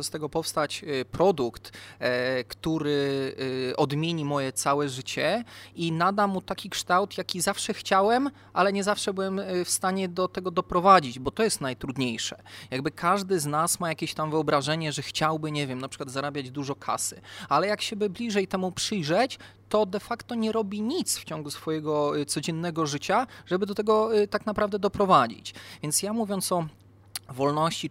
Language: Polish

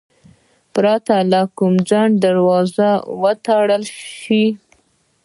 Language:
Pashto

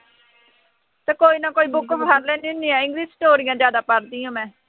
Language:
Punjabi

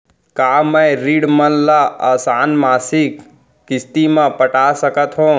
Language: Chhattisgarhi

